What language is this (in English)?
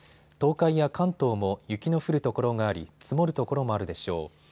Japanese